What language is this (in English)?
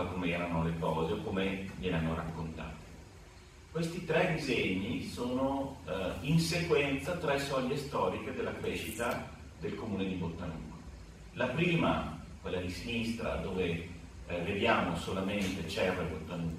Italian